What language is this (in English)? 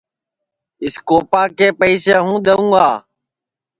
Sansi